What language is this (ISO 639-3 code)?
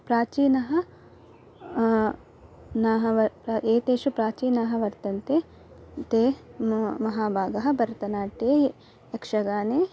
san